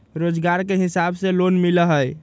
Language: Magahi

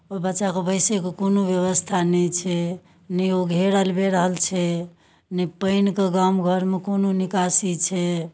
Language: Maithili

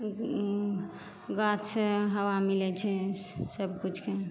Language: Maithili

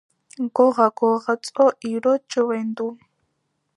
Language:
Georgian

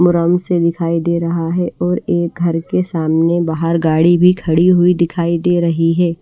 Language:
Hindi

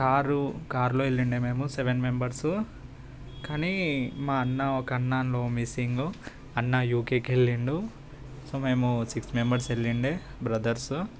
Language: Telugu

